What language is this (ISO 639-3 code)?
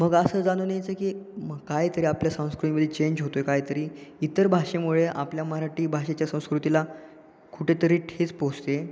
mar